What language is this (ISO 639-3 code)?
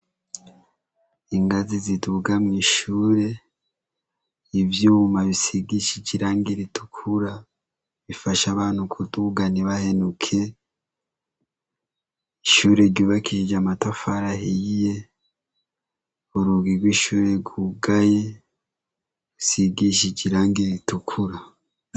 run